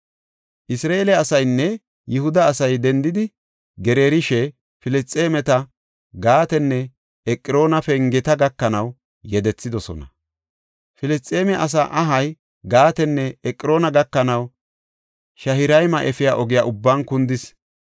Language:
Gofa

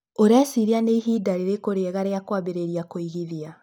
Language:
Kikuyu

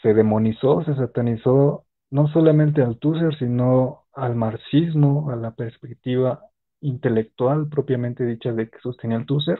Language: Spanish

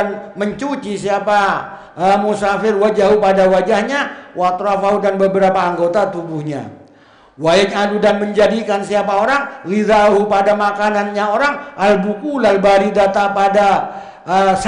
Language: Indonesian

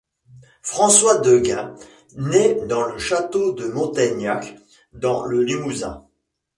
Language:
French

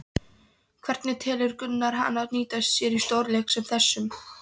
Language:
Icelandic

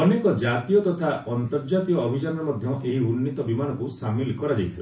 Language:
Odia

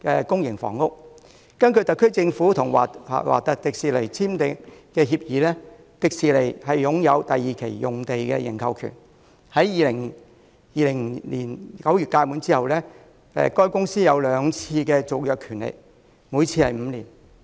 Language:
Cantonese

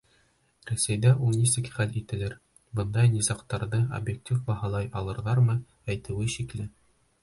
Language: Bashkir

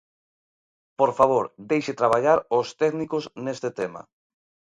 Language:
Galician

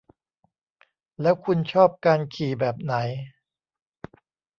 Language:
Thai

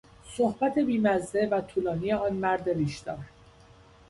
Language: Persian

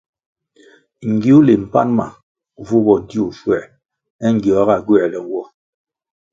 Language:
Kwasio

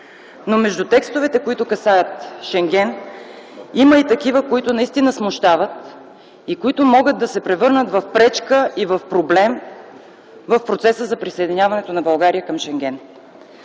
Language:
Bulgarian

